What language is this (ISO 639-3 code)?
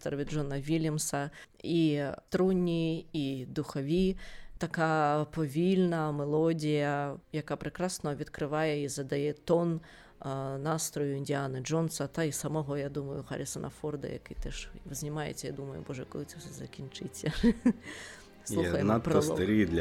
ukr